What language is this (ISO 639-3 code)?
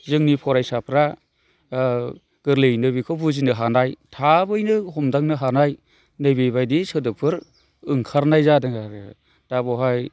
brx